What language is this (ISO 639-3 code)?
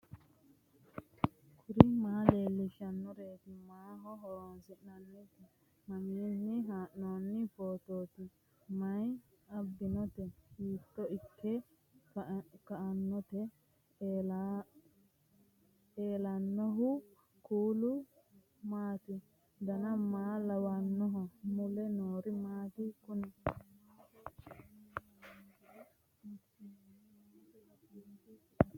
sid